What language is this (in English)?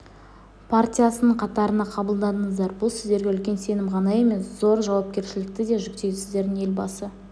Kazakh